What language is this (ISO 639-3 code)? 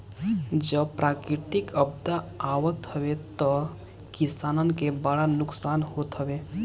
bho